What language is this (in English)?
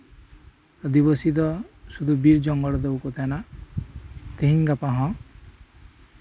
Santali